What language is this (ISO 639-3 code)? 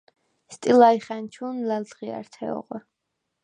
sva